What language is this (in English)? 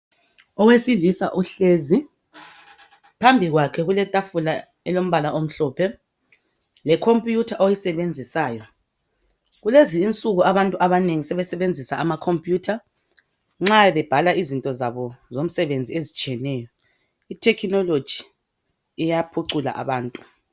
North Ndebele